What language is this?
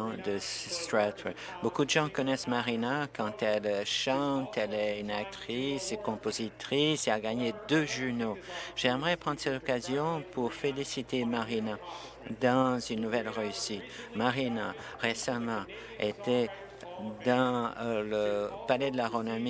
French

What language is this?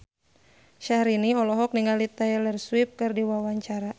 Sundanese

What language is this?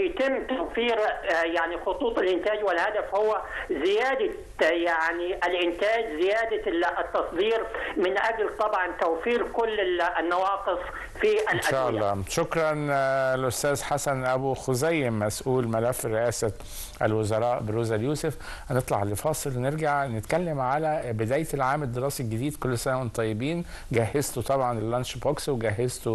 Arabic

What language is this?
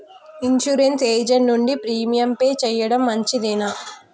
Telugu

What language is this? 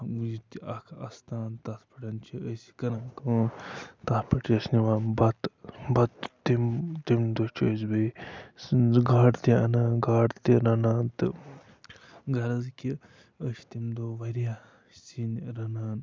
Kashmiri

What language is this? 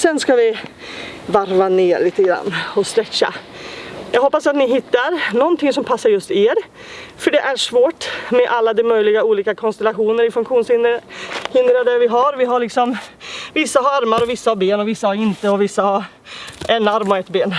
Swedish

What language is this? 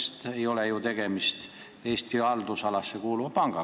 Estonian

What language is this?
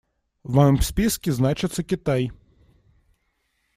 Russian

